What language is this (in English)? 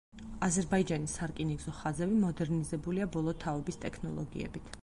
Georgian